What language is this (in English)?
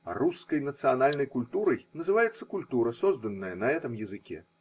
Russian